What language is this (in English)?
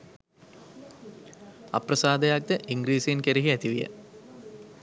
Sinhala